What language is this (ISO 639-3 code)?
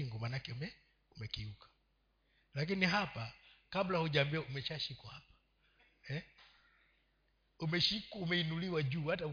swa